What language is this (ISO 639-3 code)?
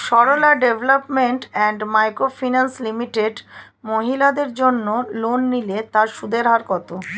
ben